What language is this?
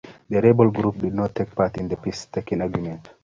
Kalenjin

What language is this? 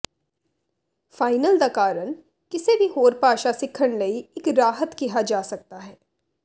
Punjabi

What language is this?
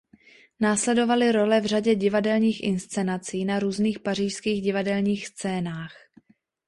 Czech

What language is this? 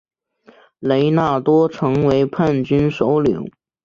Chinese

